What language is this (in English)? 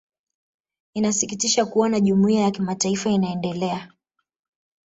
Swahili